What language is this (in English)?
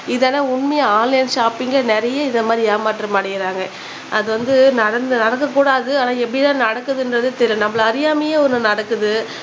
Tamil